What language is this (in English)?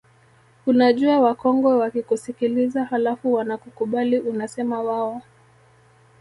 Swahili